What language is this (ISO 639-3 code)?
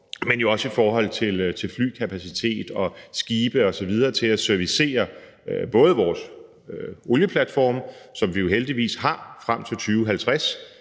dan